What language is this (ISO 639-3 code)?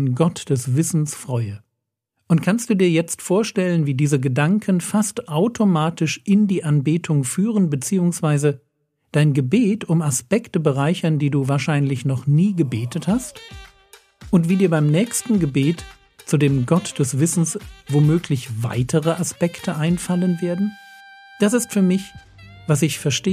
deu